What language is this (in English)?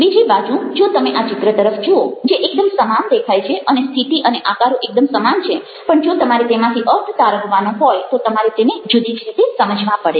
Gujarati